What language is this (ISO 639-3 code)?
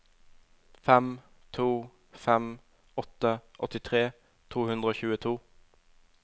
nor